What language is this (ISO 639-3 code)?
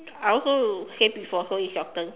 eng